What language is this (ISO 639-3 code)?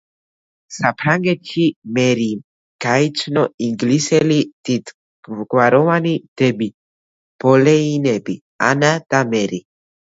kat